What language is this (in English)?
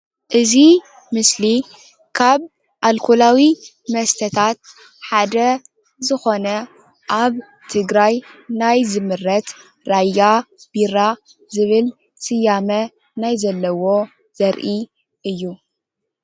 Tigrinya